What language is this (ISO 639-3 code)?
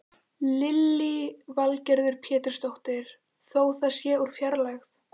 isl